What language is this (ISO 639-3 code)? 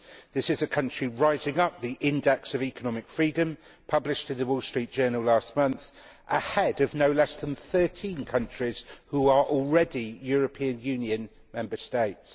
eng